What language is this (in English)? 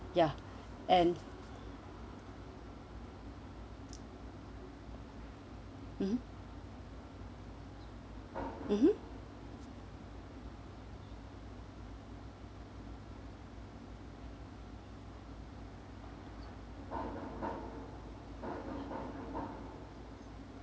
English